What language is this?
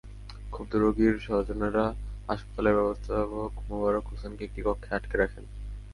Bangla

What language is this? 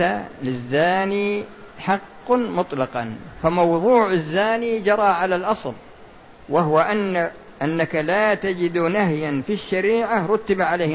Arabic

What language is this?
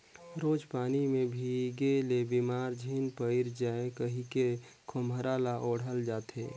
Chhattisgarhi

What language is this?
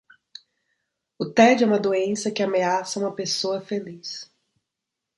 Portuguese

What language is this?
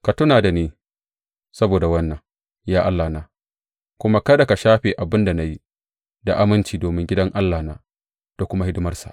Hausa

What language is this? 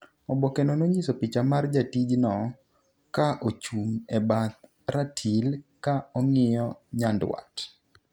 Luo (Kenya and Tanzania)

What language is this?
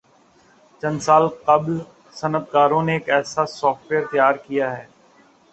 Urdu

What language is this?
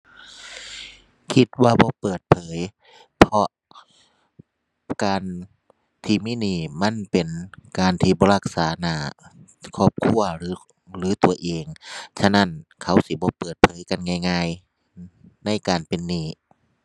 Thai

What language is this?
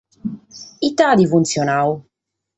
Sardinian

